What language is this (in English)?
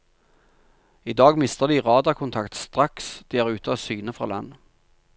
Norwegian